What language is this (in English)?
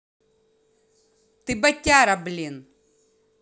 Russian